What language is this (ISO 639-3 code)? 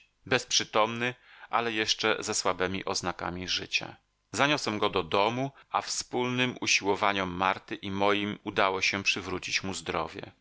pol